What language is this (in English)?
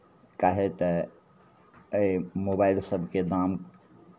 Maithili